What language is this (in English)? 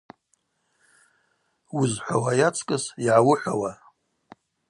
Abaza